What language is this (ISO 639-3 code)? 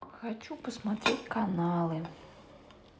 rus